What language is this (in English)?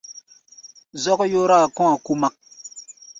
Gbaya